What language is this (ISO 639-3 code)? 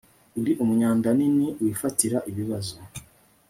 kin